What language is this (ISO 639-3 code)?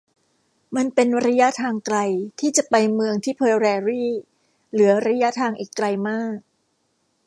tha